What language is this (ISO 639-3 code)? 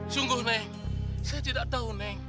ind